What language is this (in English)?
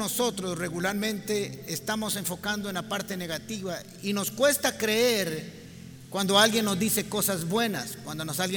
Spanish